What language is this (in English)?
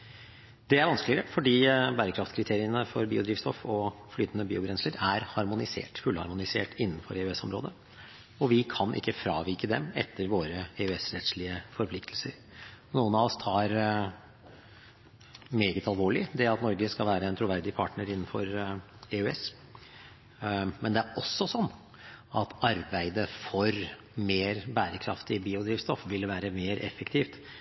Norwegian Bokmål